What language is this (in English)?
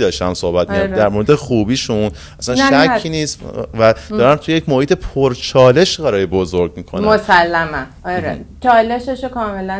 Persian